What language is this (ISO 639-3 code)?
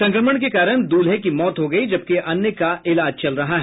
hin